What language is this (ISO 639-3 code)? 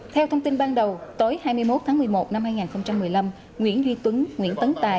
vie